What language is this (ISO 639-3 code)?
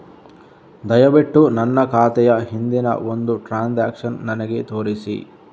kan